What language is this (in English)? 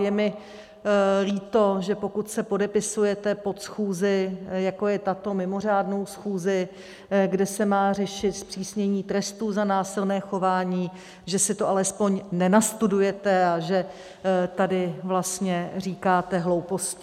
Czech